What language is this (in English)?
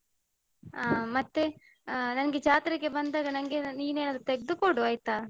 Kannada